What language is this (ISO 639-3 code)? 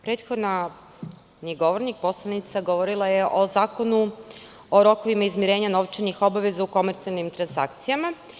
srp